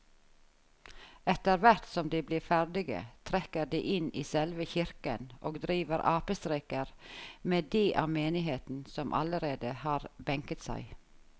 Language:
Norwegian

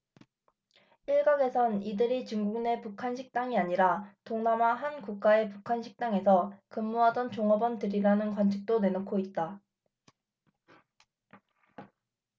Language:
Korean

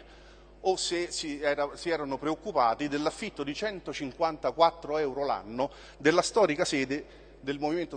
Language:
Italian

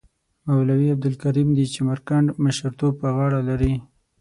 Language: Pashto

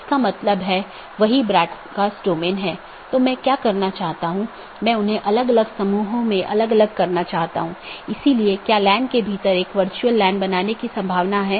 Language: Hindi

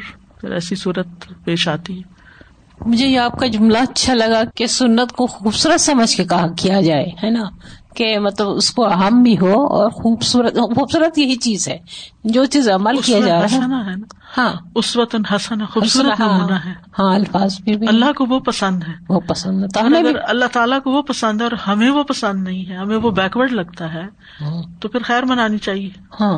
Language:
Urdu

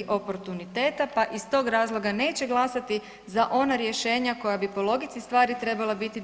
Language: Croatian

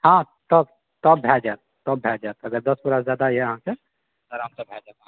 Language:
Maithili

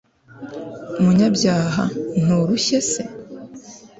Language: Kinyarwanda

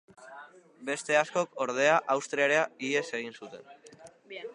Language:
Basque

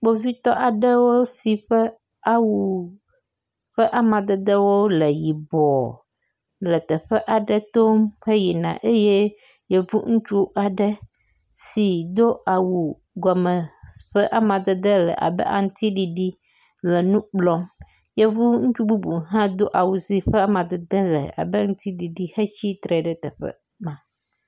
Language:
Ewe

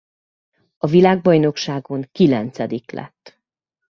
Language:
Hungarian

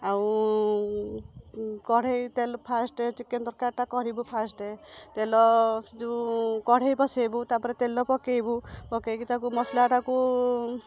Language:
Odia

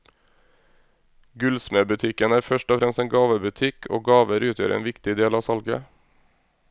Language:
Norwegian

